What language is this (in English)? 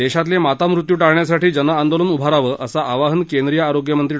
Marathi